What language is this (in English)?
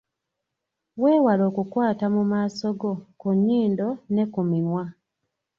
Ganda